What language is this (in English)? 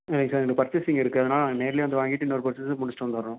Tamil